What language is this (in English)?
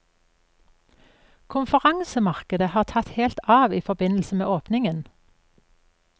Norwegian